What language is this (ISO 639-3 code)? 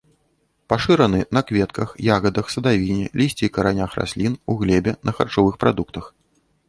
bel